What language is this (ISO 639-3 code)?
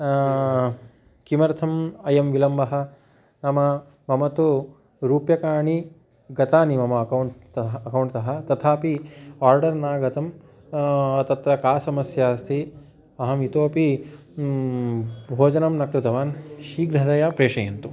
san